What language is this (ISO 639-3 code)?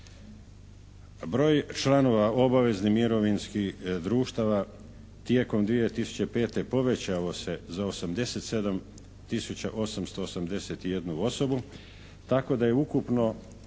hrv